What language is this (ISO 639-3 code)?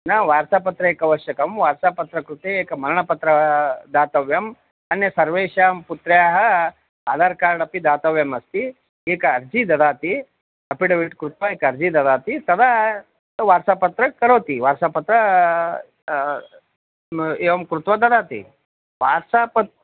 san